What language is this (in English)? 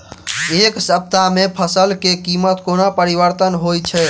Maithili